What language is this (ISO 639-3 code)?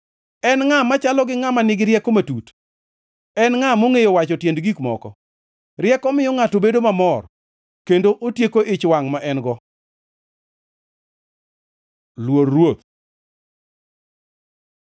luo